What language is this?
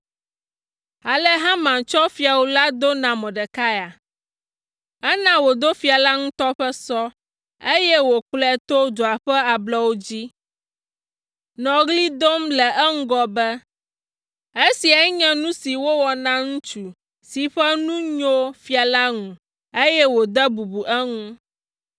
Ewe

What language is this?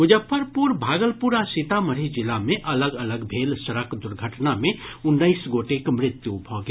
Maithili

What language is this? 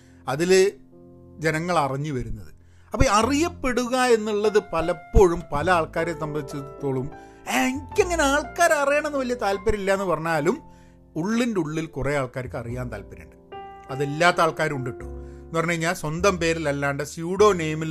Malayalam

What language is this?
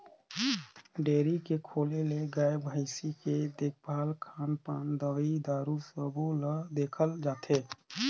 Chhattisgarhi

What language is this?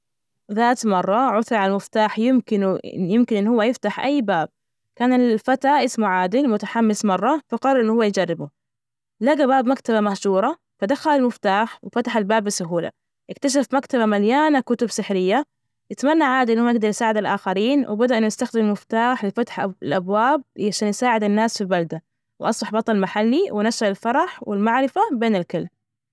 Najdi Arabic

